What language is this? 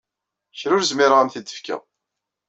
Kabyle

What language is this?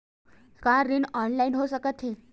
Chhattisgarhi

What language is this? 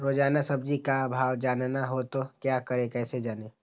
Magahi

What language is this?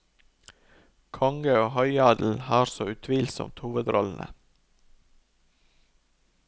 Norwegian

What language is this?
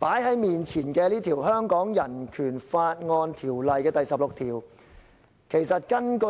Cantonese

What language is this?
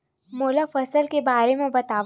Chhattisgarhi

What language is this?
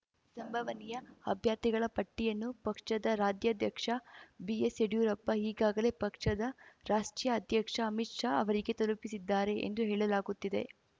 Kannada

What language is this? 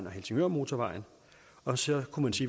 Danish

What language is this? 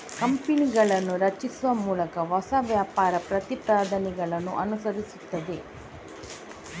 Kannada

